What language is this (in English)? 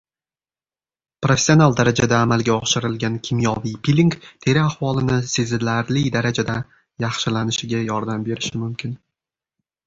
Uzbek